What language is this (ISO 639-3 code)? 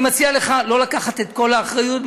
heb